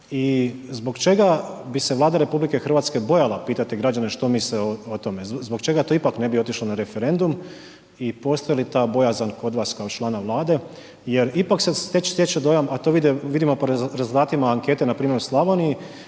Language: Croatian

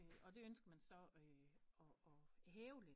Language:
Danish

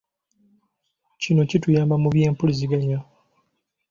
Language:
Ganda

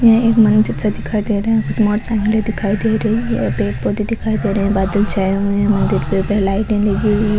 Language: Rajasthani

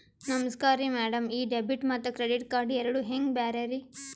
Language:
Kannada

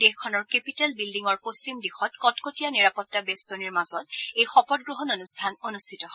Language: Assamese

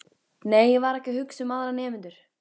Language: Icelandic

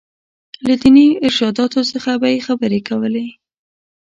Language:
Pashto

